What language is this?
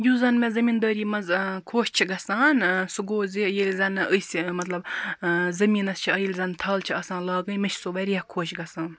Kashmiri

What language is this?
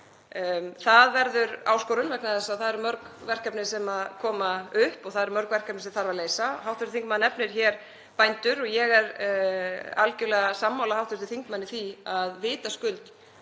Icelandic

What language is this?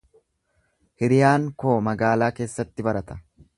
Oromo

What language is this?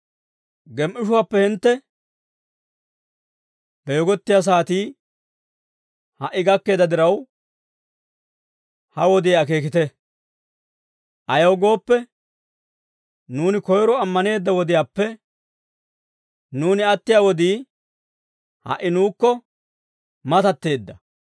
Dawro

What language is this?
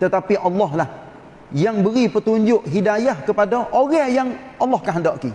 Malay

